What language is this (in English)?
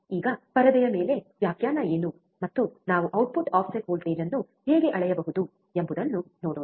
Kannada